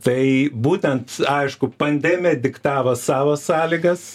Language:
Lithuanian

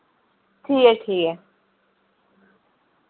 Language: Dogri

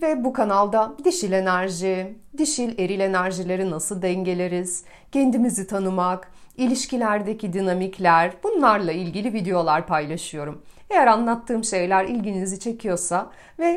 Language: Turkish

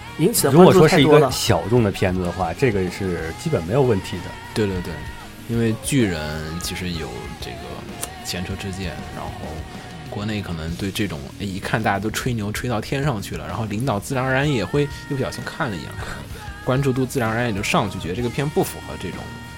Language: Chinese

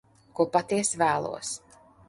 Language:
Latvian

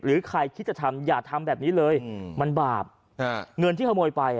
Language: Thai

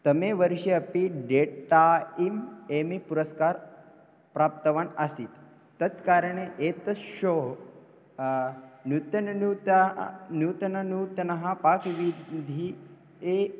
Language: Sanskrit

